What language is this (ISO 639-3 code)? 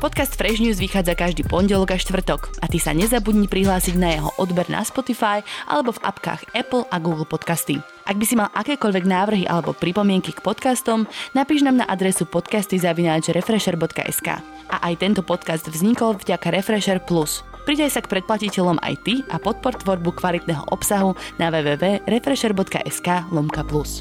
slk